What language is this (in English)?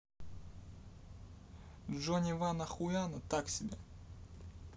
Russian